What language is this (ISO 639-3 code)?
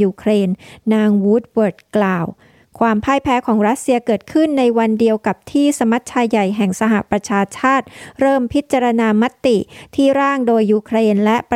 tha